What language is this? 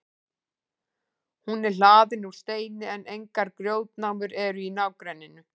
Icelandic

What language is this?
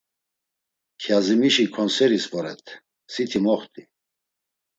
Laz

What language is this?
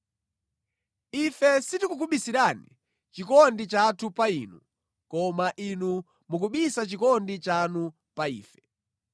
Nyanja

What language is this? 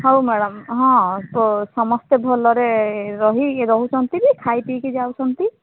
Odia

